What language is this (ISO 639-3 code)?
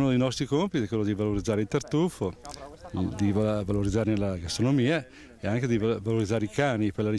ita